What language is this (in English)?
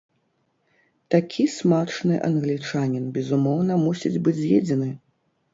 Belarusian